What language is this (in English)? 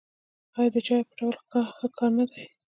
Pashto